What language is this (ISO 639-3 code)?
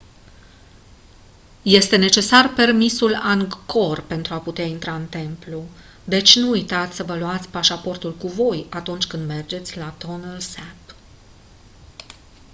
ron